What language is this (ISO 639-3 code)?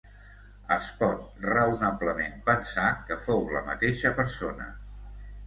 cat